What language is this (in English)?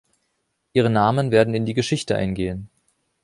German